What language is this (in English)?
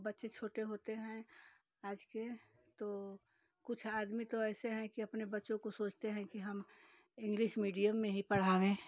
Hindi